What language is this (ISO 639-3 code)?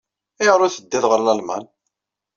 kab